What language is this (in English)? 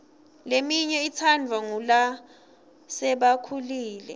Swati